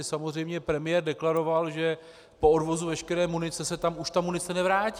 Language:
Czech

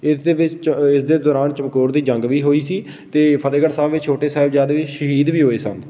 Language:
Punjabi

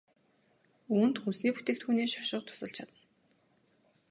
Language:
Mongolian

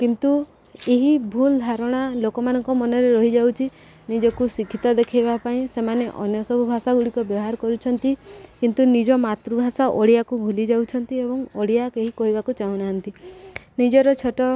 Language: Odia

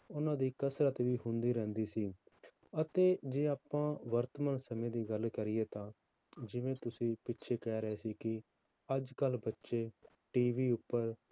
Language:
Punjabi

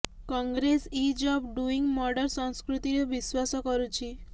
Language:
Odia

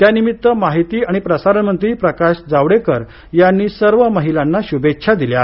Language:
Marathi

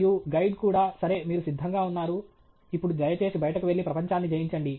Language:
Telugu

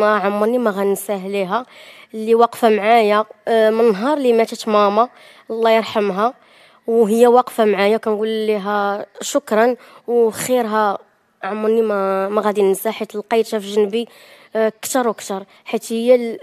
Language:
Arabic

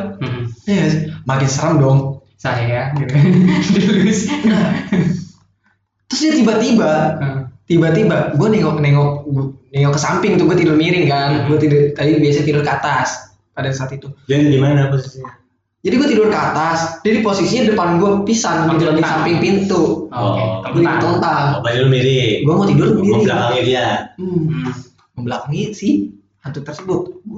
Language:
Indonesian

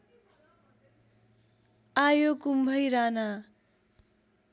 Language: Nepali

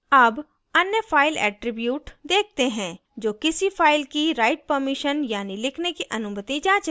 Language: Hindi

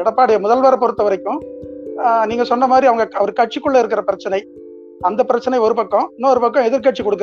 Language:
Tamil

